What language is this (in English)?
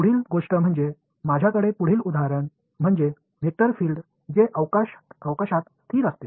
Marathi